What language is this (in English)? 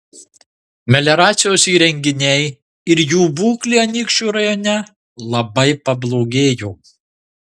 Lithuanian